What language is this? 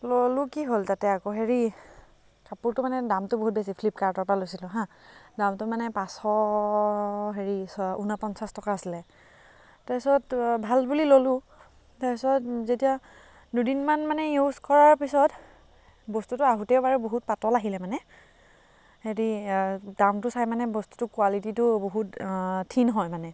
Assamese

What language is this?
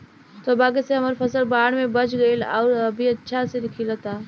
Bhojpuri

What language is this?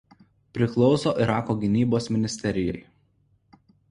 Lithuanian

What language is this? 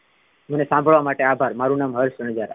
Gujarati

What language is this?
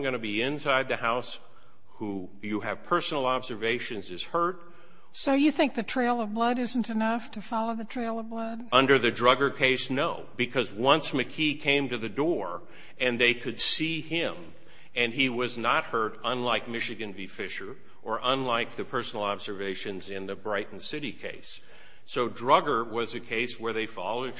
English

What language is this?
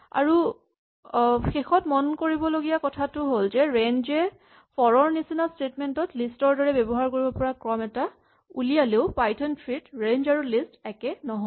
Assamese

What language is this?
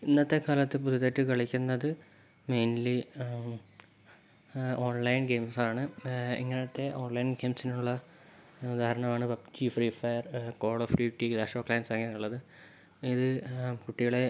Malayalam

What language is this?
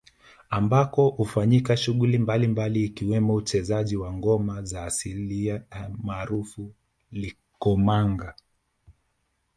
Swahili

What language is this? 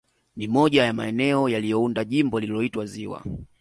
Swahili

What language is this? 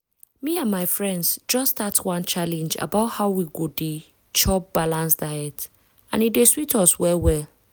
Nigerian Pidgin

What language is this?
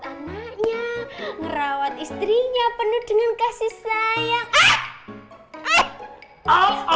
Indonesian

